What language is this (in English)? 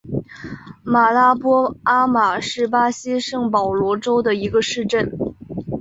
Chinese